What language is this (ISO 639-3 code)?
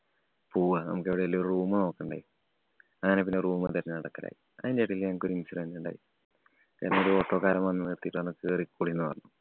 mal